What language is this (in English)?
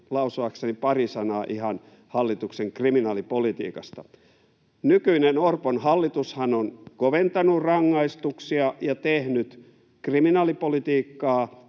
Finnish